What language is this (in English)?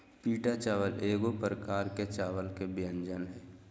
Magahi